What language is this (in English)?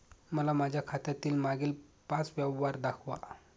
Marathi